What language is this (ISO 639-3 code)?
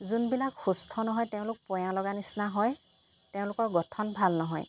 asm